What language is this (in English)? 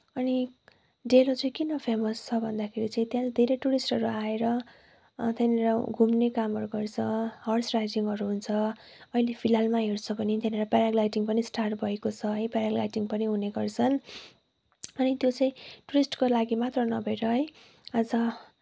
Nepali